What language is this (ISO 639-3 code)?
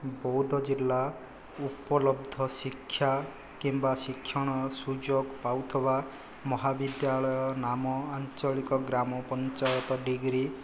ori